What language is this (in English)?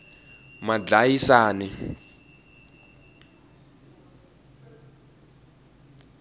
Tsonga